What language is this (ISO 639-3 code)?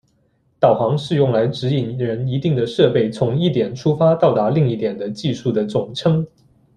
zho